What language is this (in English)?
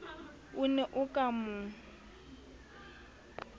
Southern Sotho